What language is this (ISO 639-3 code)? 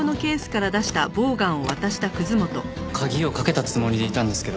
jpn